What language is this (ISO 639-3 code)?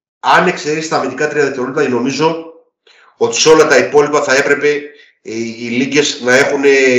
ell